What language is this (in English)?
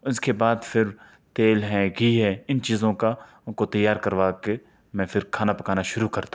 Urdu